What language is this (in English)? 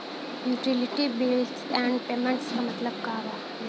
Bhojpuri